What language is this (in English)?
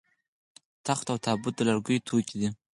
Pashto